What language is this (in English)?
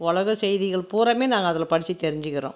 Tamil